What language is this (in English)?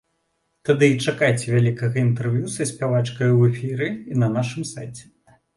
Belarusian